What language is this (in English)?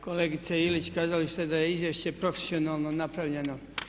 Croatian